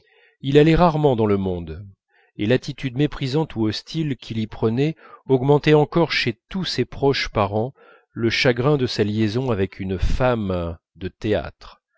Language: French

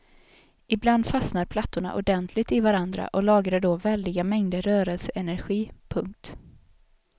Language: Swedish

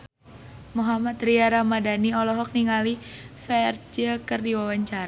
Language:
Sundanese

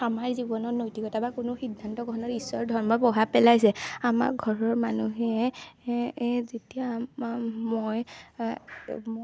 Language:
Assamese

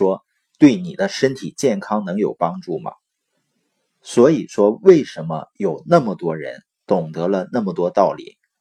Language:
Chinese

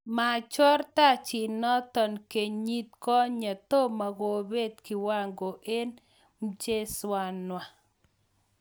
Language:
Kalenjin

